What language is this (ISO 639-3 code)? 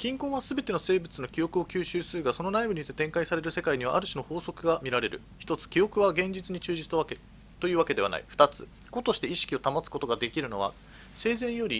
jpn